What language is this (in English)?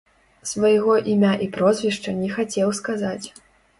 Belarusian